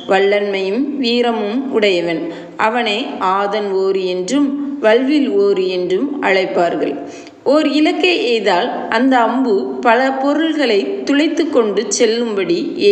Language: Arabic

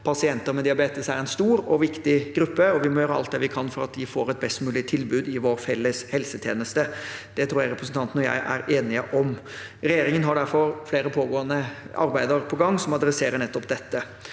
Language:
Norwegian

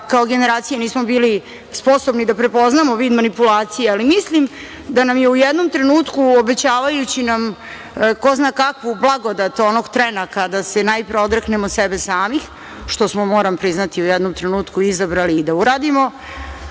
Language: Serbian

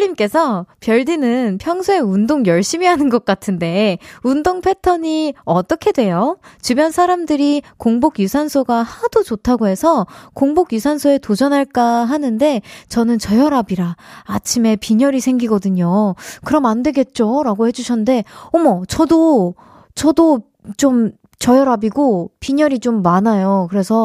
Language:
Korean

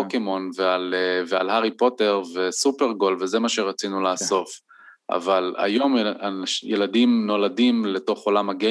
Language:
Hebrew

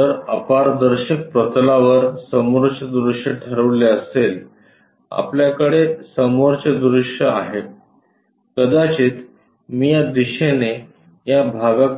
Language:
Marathi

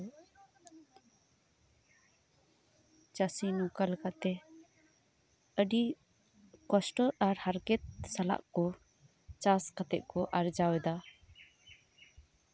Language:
Santali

